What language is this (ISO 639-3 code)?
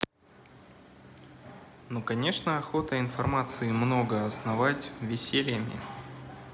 rus